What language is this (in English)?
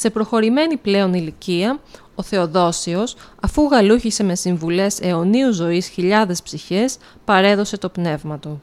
Greek